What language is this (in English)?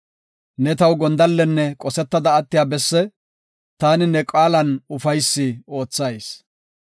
Gofa